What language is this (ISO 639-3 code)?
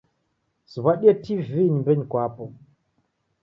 dav